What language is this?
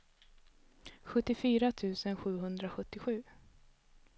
Swedish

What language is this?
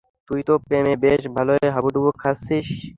Bangla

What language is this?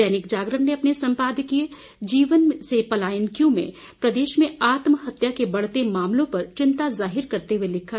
Hindi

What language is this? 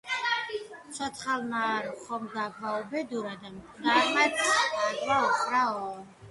Georgian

